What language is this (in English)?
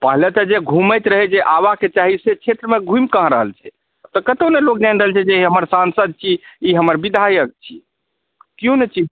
Maithili